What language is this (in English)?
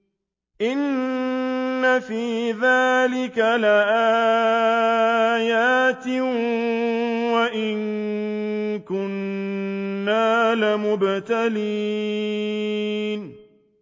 Arabic